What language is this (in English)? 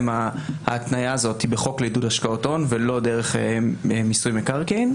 Hebrew